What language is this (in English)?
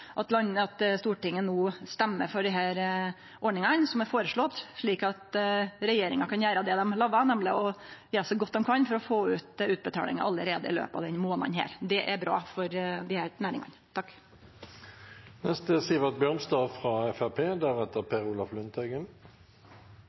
Norwegian Nynorsk